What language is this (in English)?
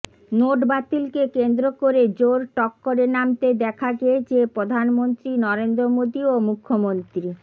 Bangla